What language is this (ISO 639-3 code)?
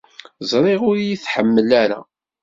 kab